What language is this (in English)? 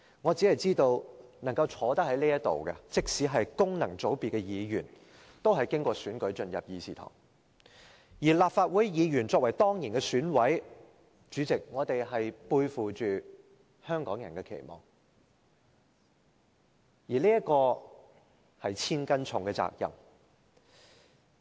Cantonese